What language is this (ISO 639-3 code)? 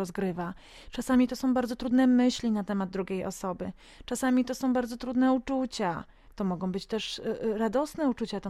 pol